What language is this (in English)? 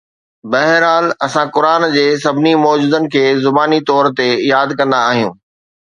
Sindhi